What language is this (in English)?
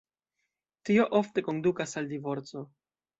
Esperanto